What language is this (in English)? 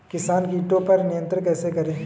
Hindi